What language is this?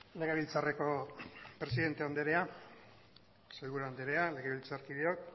Basque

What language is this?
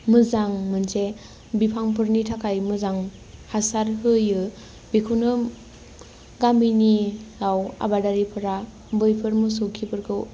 Bodo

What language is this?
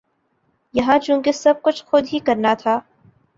Urdu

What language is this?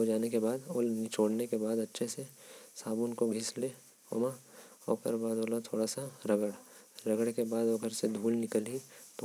Korwa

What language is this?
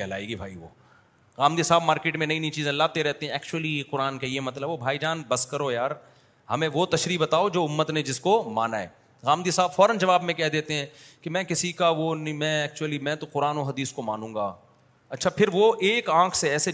Urdu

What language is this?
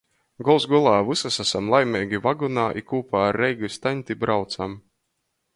Latgalian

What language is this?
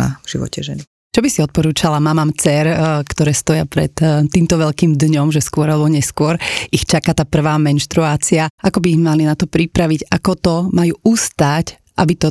Slovak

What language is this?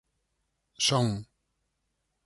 Galician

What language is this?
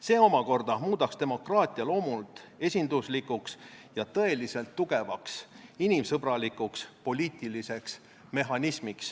Estonian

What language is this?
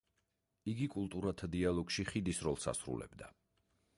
Georgian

